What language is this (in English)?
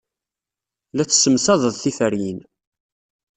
Kabyle